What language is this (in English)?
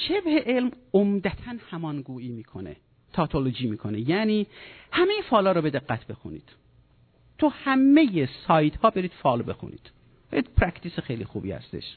Persian